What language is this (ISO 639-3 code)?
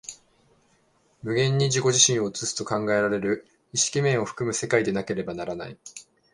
jpn